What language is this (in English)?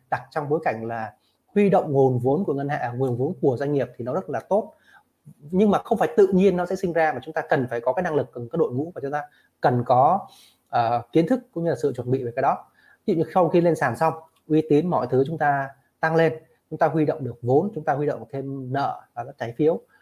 Vietnamese